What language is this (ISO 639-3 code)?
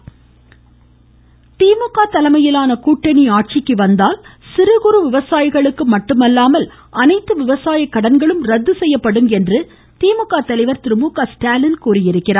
tam